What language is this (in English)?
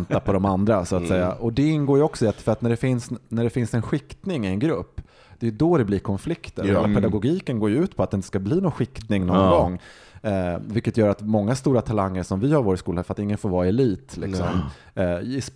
Swedish